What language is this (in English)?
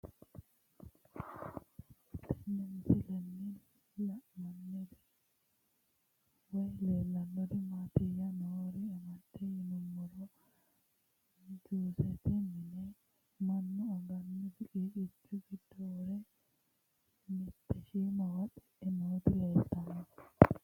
Sidamo